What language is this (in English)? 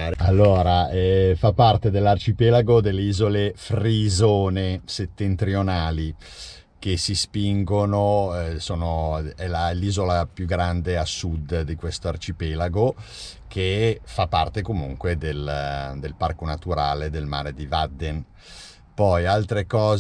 Italian